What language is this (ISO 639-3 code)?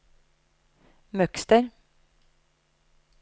nor